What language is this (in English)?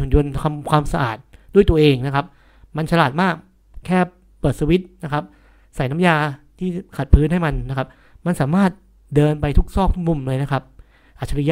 Thai